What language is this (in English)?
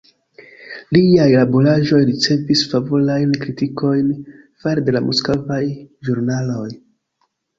Esperanto